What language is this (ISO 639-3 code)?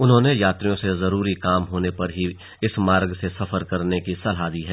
hin